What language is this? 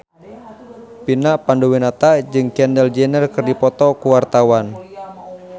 Sundanese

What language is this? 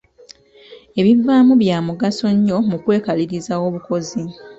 Ganda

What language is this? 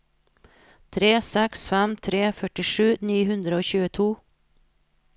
Norwegian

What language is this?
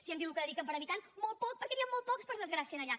Catalan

